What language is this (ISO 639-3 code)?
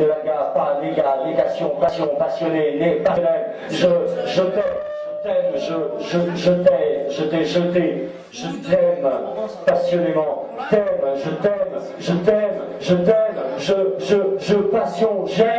fra